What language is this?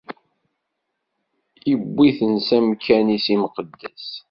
Kabyle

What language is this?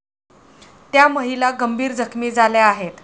Marathi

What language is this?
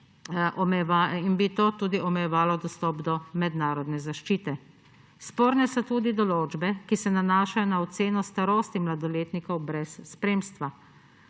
Slovenian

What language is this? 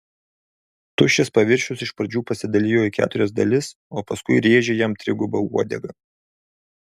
Lithuanian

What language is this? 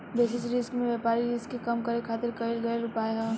Bhojpuri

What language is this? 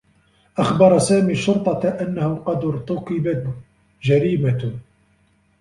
Arabic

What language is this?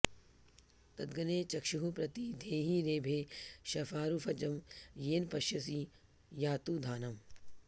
Sanskrit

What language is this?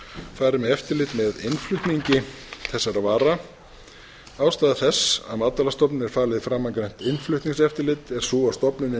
Icelandic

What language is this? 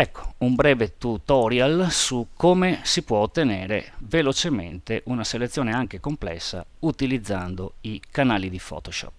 Italian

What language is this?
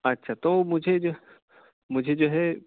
Urdu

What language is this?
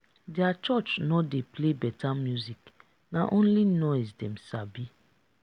Nigerian Pidgin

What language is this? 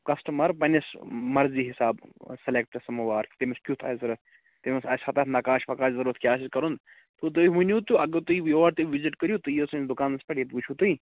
Kashmiri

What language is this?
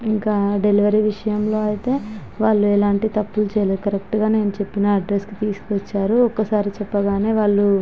Telugu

